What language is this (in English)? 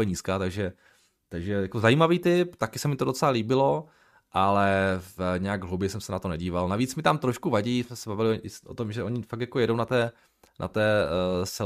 Czech